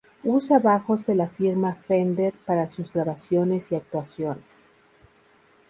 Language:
Spanish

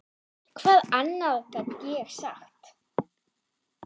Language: Icelandic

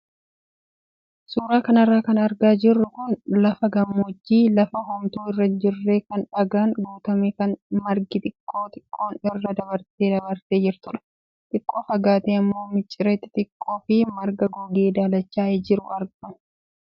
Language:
Oromo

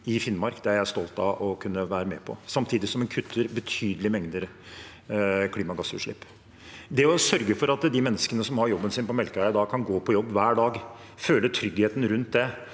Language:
Norwegian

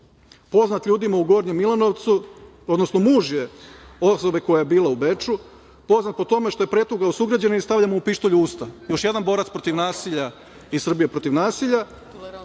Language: Serbian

